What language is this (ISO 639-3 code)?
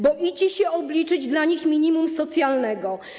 pol